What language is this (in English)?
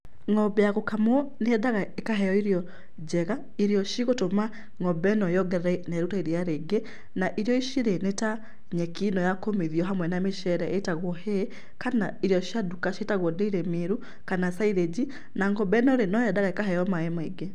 Kikuyu